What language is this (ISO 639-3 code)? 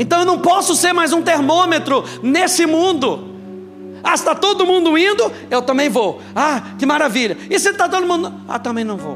por